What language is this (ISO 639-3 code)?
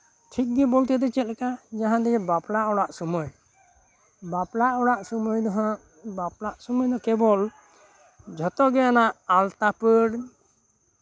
sat